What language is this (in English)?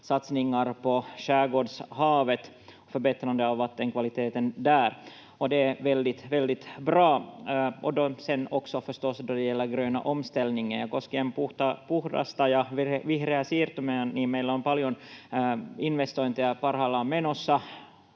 Finnish